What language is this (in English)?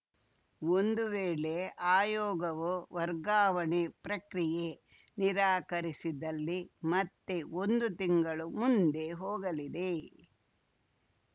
Kannada